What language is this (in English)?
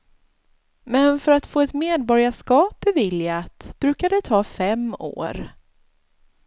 Swedish